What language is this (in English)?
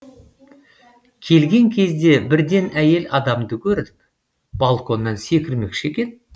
Kazakh